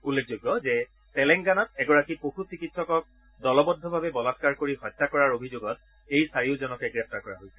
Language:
Assamese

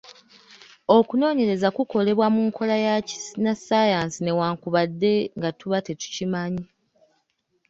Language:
Ganda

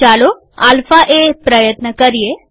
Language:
Gujarati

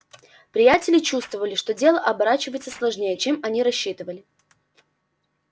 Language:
Russian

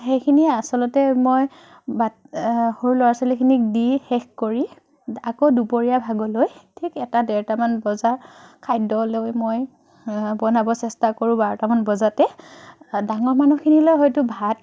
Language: Assamese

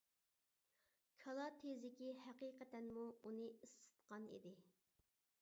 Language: Uyghur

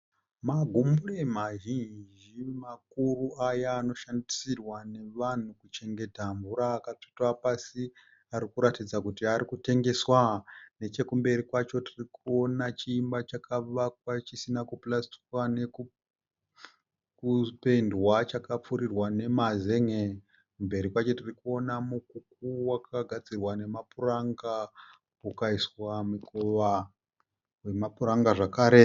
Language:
Shona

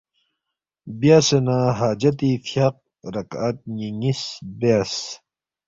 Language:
Balti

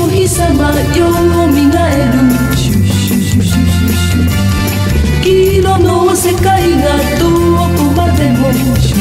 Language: Turkish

